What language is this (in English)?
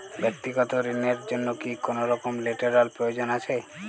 Bangla